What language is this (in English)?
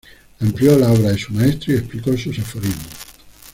Spanish